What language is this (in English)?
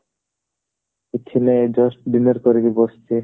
Odia